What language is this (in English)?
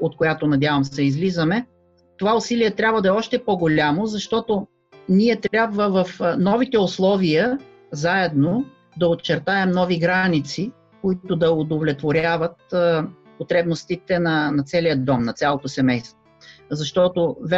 Bulgarian